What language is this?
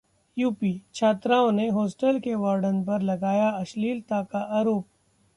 Hindi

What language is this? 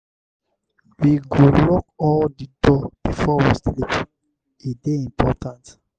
Nigerian Pidgin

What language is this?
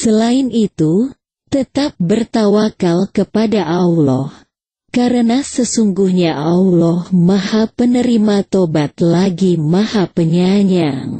Indonesian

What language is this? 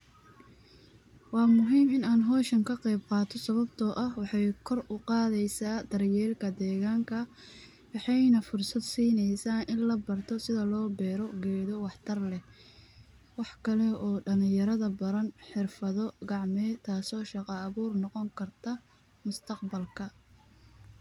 Somali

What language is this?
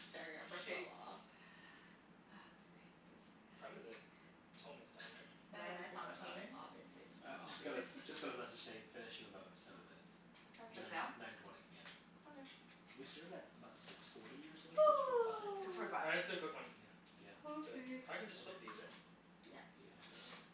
English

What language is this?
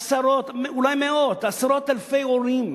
Hebrew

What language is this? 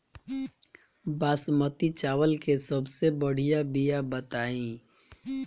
Bhojpuri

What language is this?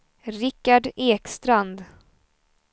Swedish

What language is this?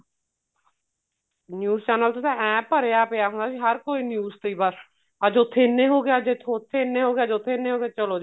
Punjabi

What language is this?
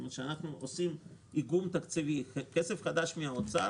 Hebrew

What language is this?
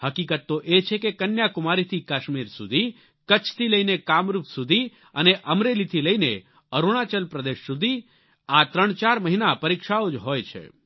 Gujarati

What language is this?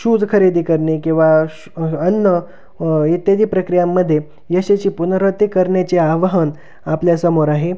Marathi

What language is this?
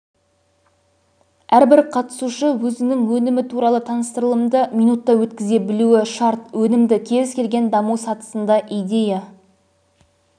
Kazakh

